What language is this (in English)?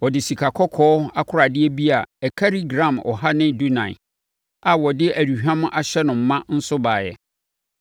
Akan